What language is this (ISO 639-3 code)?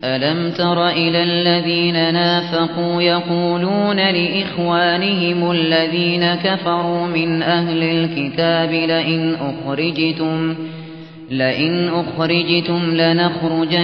ara